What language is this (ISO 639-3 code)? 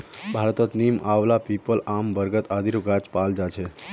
mag